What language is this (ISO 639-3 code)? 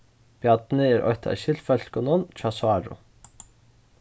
fao